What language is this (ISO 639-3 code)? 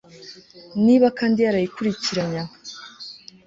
kin